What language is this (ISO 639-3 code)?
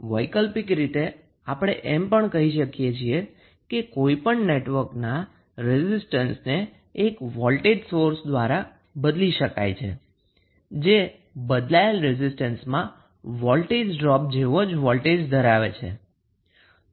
guj